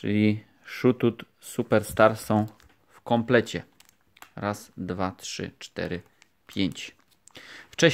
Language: Polish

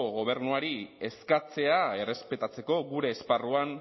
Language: Basque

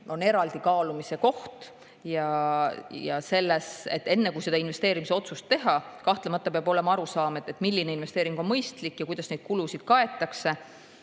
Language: Estonian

